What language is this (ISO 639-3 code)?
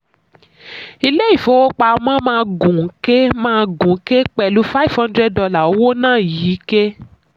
yor